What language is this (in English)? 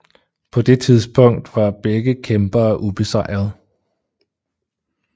Danish